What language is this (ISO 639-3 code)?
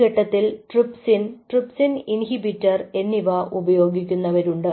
mal